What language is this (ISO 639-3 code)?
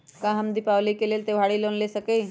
mag